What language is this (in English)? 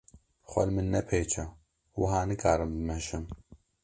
Kurdish